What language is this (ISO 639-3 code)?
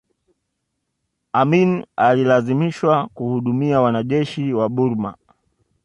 swa